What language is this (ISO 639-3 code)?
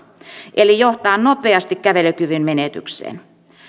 fin